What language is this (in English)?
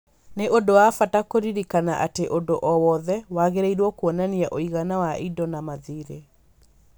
Kikuyu